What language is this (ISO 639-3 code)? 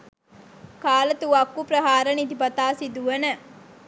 sin